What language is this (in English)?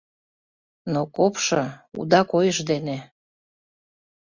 Mari